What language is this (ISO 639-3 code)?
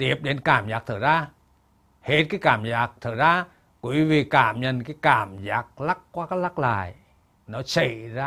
vie